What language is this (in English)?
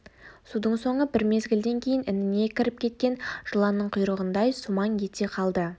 Kazakh